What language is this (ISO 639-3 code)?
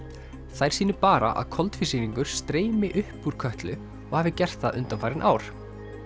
isl